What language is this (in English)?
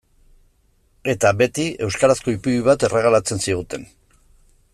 Basque